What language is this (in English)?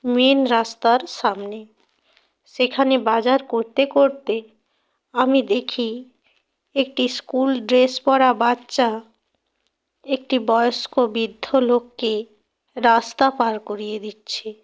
Bangla